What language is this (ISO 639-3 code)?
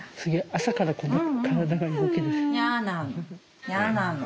jpn